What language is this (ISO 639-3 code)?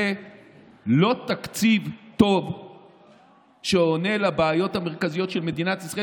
heb